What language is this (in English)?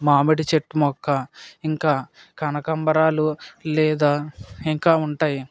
Telugu